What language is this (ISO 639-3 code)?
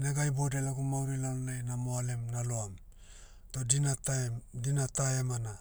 meu